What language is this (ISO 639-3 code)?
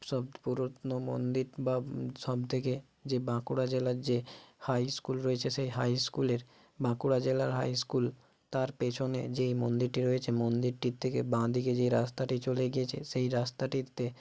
ben